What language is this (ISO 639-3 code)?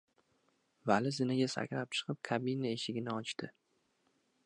uzb